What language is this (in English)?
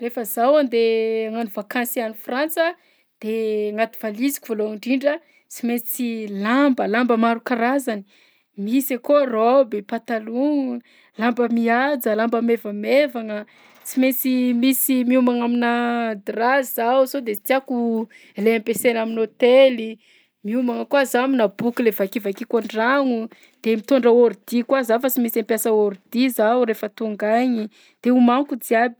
Southern Betsimisaraka Malagasy